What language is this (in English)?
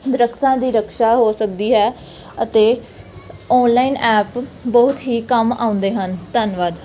Punjabi